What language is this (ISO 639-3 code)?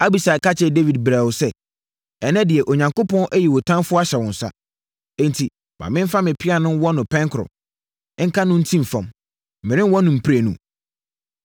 aka